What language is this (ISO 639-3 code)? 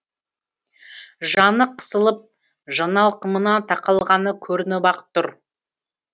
kaz